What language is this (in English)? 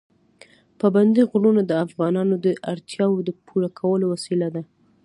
Pashto